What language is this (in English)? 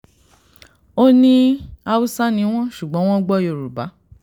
Yoruba